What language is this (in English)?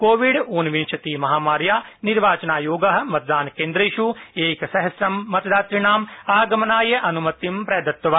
Sanskrit